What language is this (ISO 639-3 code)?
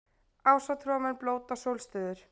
isl